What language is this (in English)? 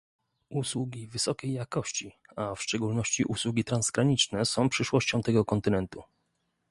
Polish